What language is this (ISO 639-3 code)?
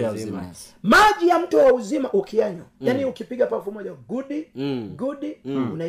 swa